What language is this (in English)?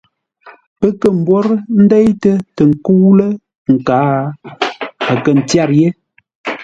Ngombale